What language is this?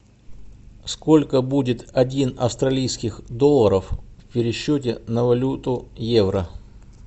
Russian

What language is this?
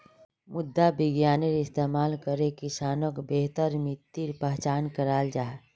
Magahi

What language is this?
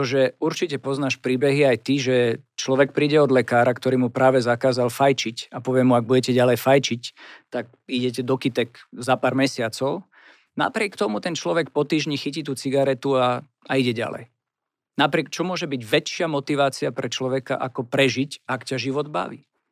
Slovak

